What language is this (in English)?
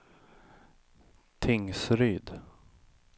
Swedish